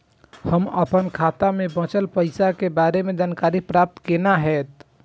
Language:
Maithili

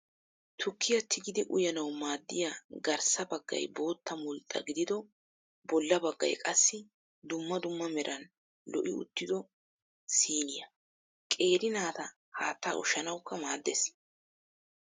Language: Wolaytta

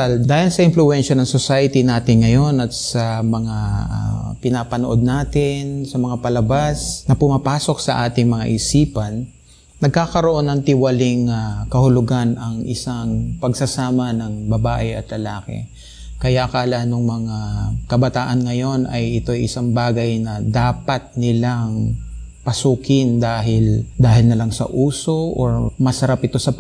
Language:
Filipino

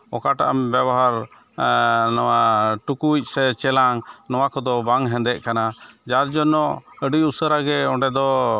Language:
Santali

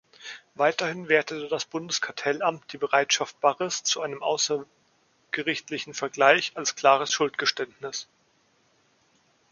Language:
German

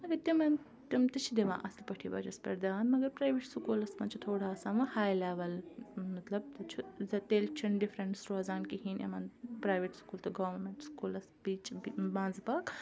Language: Kashmiri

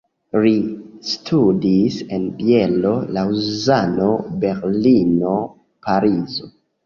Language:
Esperanto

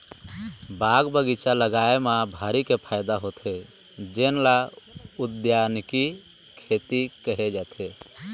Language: Chhattisgarhi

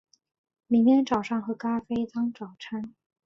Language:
Chinese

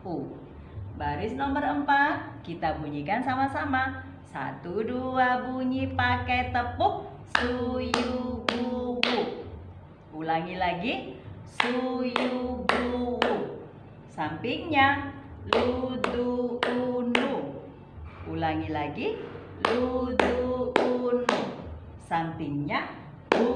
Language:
Indonesian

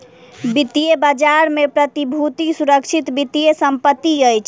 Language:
Maithili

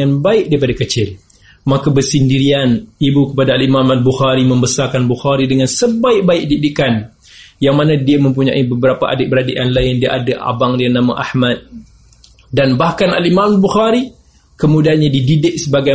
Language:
Malay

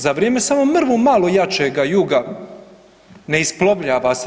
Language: Croatian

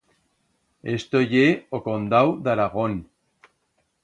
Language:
Aragonese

